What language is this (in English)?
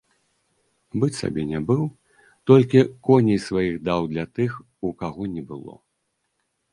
Belarusian